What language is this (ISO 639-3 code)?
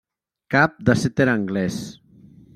cat